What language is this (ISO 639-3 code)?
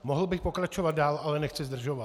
ces